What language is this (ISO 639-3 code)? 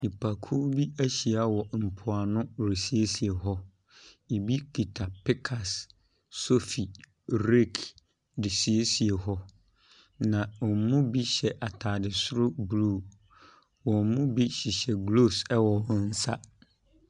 aka